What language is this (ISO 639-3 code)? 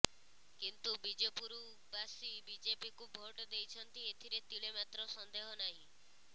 ori